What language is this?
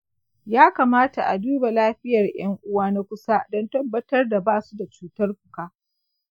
Hausa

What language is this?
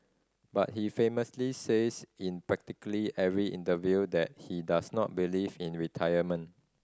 English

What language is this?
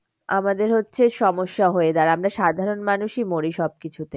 Bangla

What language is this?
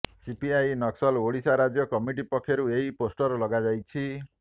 Odia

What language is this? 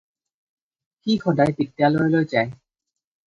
Assamese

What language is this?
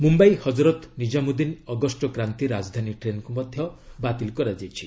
Odia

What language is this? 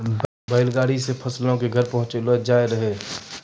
Maithili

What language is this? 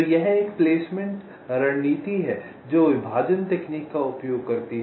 Hindi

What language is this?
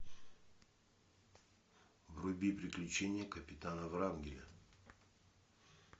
Russian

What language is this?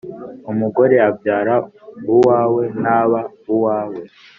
Kinyarwanda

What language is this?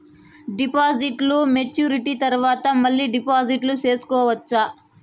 Telugu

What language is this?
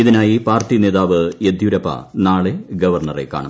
Malayalam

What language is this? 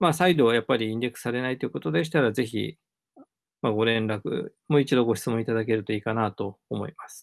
Japanese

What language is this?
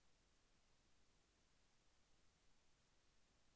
Telugu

